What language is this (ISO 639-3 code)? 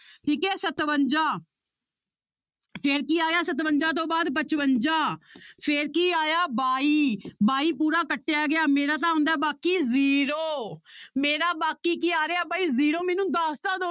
pan